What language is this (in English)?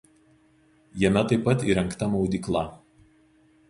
Lithuanian